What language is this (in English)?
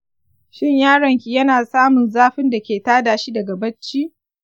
Hausa